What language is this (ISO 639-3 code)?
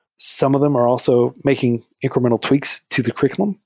eng